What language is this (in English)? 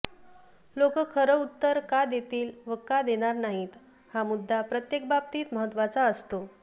Marathi